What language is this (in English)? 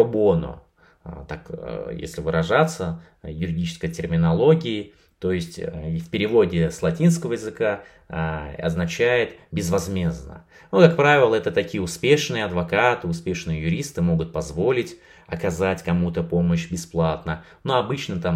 Russian